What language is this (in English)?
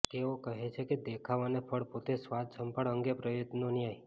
Gujarati